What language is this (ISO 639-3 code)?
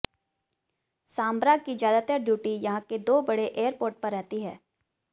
hin